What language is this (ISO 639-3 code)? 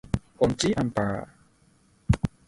yue